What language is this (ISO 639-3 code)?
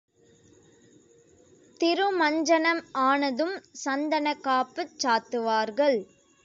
tam